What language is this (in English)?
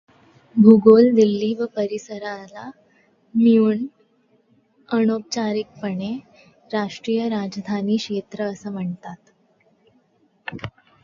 Marathi